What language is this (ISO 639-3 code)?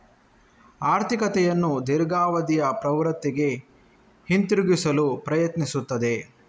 kan